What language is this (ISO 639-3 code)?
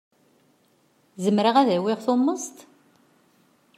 kab